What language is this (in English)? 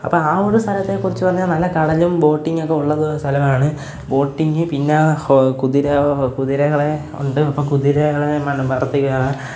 Malayalam